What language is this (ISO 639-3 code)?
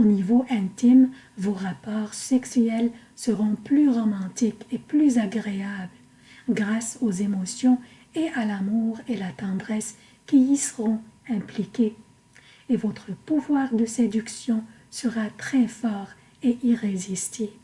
fra